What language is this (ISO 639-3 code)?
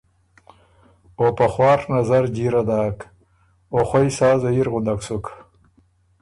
oru